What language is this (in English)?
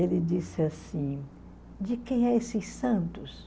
Portuguese